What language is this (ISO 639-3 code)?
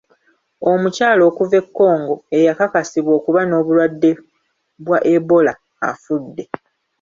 lug